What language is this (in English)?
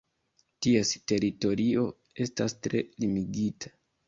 Esperanto